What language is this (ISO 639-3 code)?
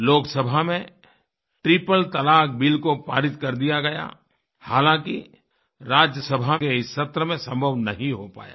hin